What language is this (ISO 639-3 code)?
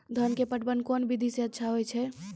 mai